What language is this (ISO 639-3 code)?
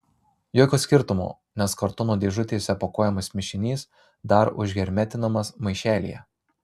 lit